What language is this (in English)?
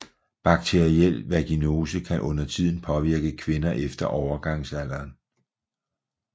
Danish